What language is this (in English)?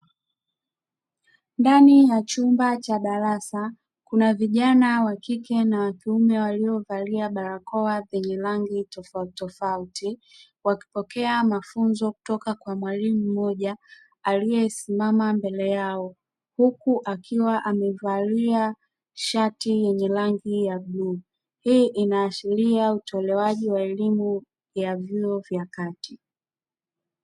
Swahili